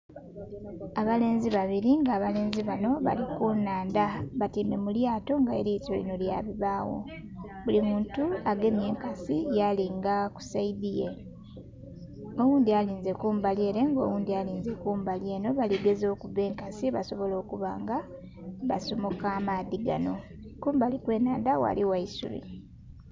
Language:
Soga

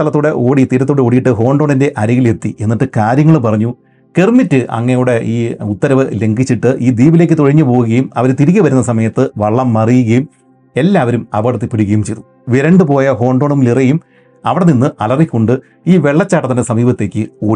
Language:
Malayalam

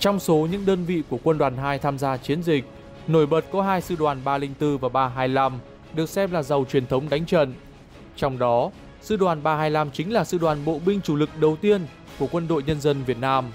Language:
Vietnamese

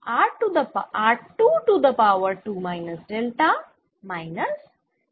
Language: Bangla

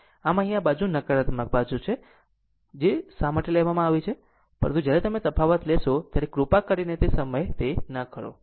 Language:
Gujarati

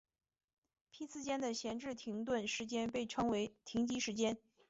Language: Chinese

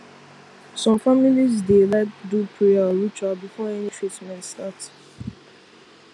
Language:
Nigerian Pidgin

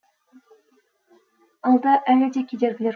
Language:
Kazakh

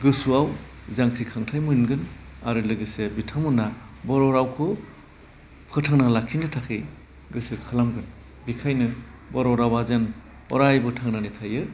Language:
Bodo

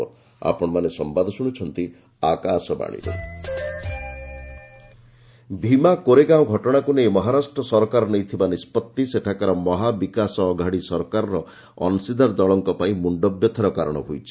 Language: Odia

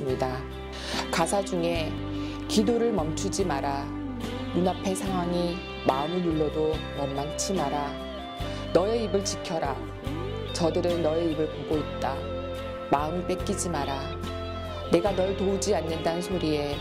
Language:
Korean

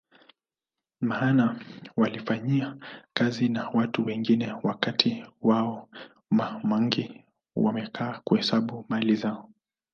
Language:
Swahili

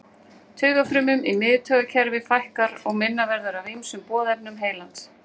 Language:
Icelandic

